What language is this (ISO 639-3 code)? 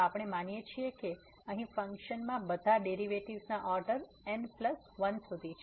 guj